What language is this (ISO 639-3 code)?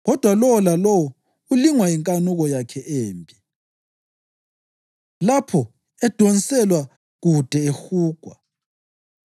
nde